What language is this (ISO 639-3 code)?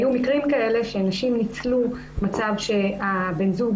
heb